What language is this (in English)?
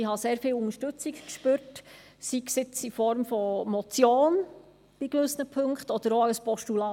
Swiss German